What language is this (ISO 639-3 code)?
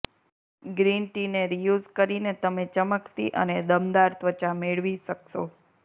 guj